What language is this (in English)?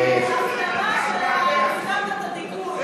Hebrew